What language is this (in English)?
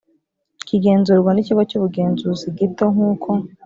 Kinyarwanda